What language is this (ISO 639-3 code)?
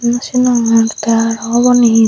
ccp